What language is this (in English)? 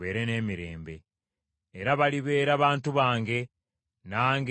Ganda